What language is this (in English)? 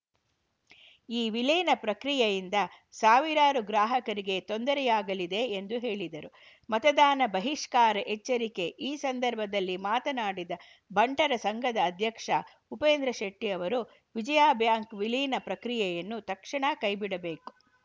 Kannada